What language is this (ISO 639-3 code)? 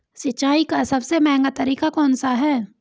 hin